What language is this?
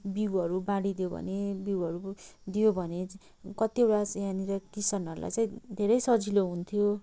Nepali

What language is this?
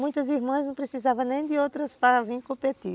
Portuguese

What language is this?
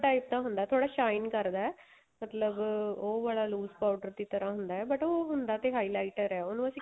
Punjabi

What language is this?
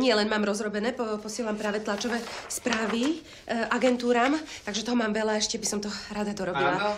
Slovak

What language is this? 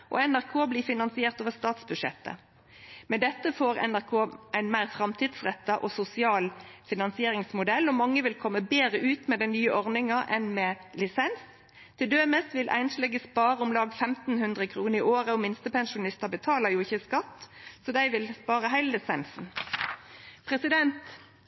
Norwegian Nynorsk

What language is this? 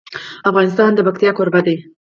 Pashto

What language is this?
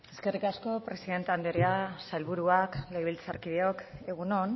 Basque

